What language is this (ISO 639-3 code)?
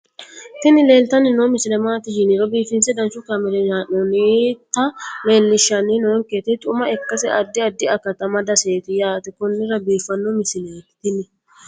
sid